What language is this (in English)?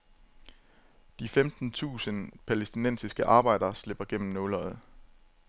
Danish